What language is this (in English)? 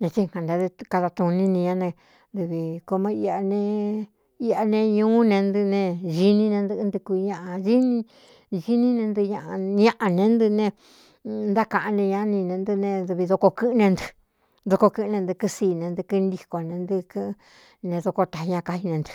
Cuyamecalco Mixtec